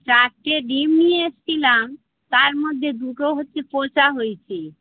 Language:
Bangla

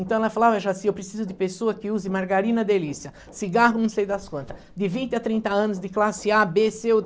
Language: Portuguese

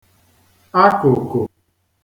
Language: Igbo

